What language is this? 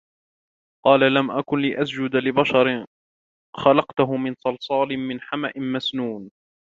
Arabic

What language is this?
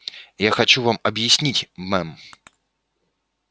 Russian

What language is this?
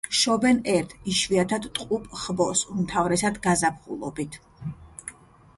Georgian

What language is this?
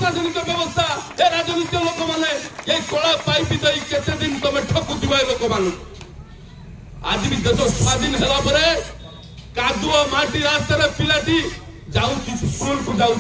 Bangla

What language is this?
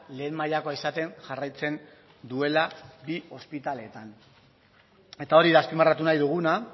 Basque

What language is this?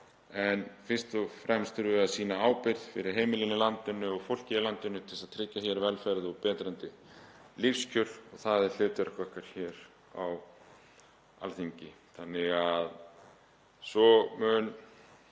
Icelandic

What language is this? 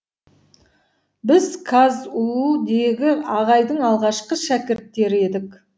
Kazakh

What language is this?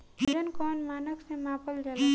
Bhojpuri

